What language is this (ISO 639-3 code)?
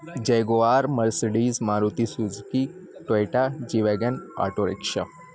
urd